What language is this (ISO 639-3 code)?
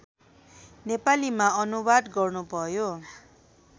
nep